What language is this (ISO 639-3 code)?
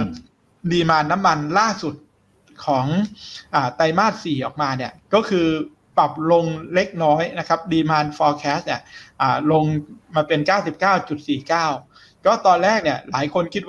tha